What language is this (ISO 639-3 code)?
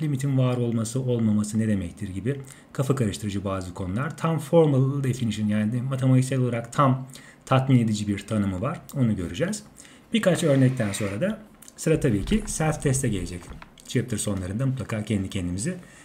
tur